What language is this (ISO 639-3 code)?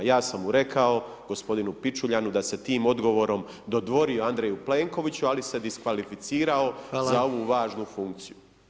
hrv